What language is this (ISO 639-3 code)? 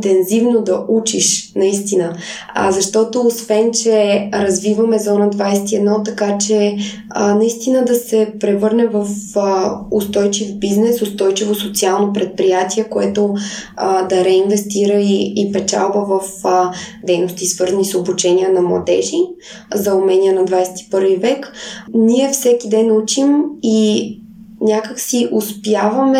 bul